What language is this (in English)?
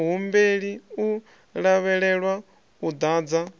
Venda